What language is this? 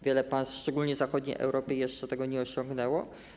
Polish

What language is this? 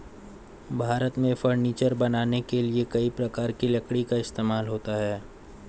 Hindi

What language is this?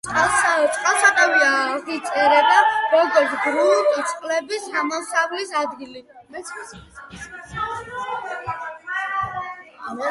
Georgian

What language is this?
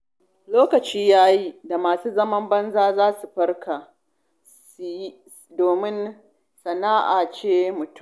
Hausa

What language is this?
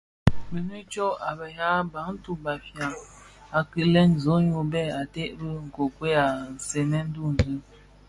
Bafia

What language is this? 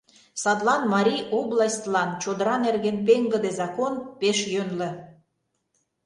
Mari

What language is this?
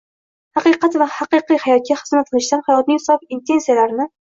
Uzbek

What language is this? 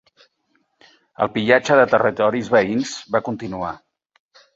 Catalan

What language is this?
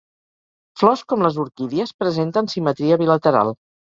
Catalan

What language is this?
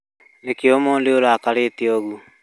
Kikuyu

